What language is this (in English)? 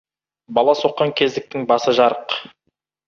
Kazakh